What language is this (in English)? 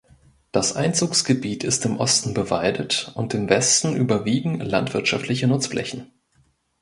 German